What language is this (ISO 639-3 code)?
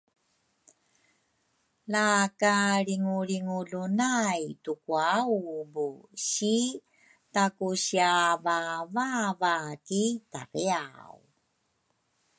dru